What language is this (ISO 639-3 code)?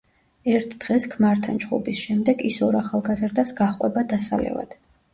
kat